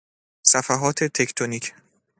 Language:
Persian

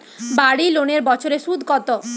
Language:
Bangla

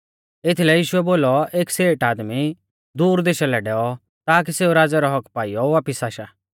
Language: Mahasu Pahari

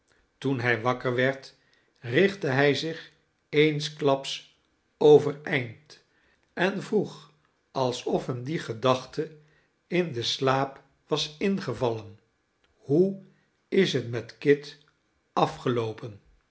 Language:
Dutch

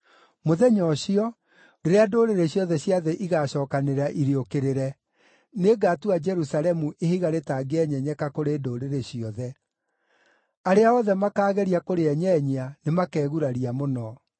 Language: Kikuyu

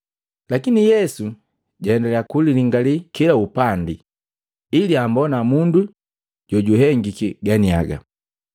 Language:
Matengo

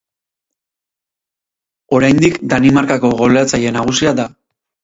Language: Basque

